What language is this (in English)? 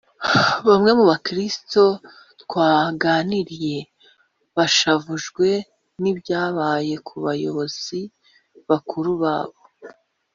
Kinyarwanda